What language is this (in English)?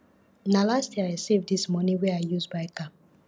Nigerian Pidgin